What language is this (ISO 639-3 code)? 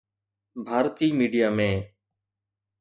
snd